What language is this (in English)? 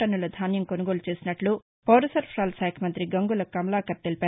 Telugu